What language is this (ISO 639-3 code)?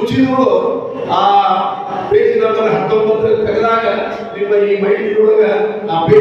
ind